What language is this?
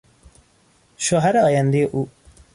Persian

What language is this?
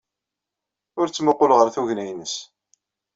Kabyle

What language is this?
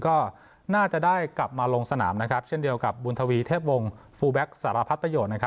Thai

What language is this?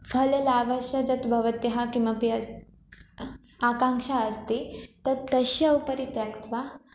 Sanskrit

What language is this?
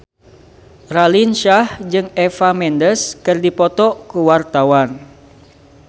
Sundanese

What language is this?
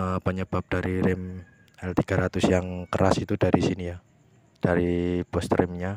Indonesian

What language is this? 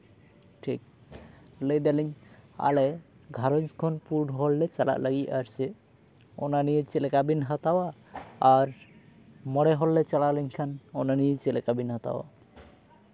Santali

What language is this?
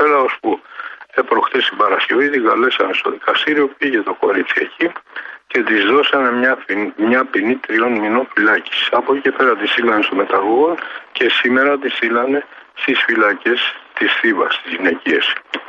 Greek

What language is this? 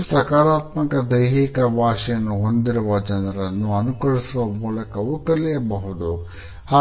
Kannada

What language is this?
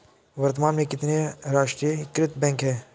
Hindi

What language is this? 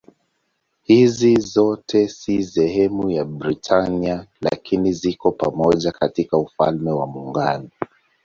Swahili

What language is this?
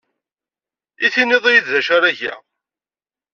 Kabyle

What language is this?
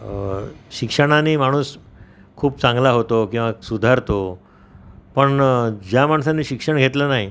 Marathi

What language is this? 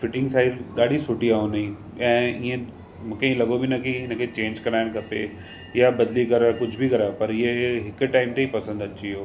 Sindhi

